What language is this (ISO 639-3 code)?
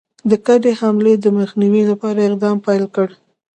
pus